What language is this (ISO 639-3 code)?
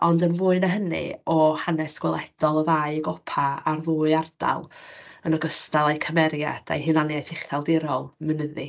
cym